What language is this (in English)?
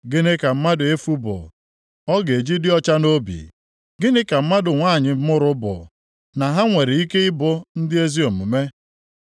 Igbo